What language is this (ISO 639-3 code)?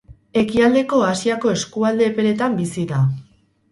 eus